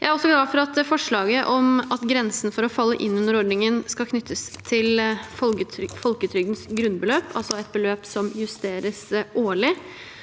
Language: Norwegian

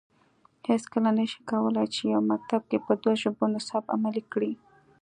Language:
Pashto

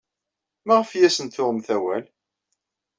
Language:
Kabyle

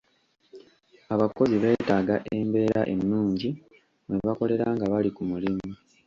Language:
Ganda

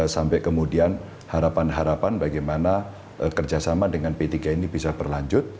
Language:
Indonesian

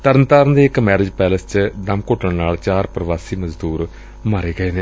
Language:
Punjabi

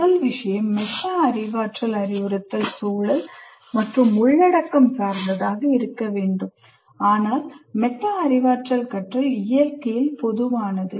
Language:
Tamil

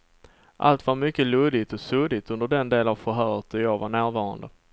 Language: Swedish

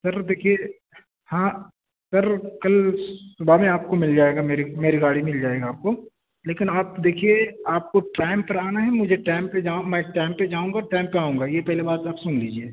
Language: Urdu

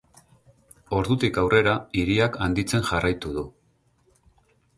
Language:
Basque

